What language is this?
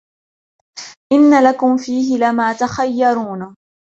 Arabic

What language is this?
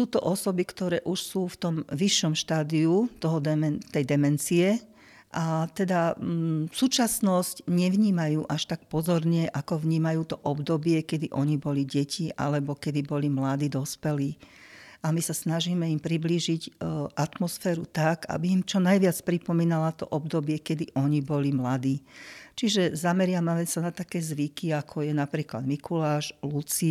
Slovak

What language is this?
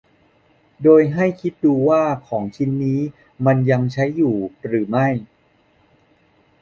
Thai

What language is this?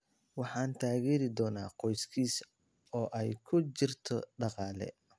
Somali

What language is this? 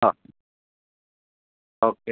Malayalam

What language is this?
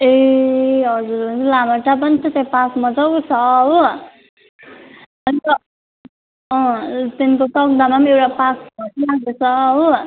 Nepali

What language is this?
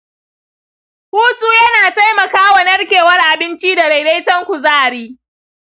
Hausa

